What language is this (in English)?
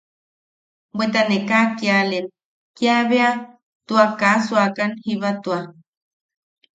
Yaqui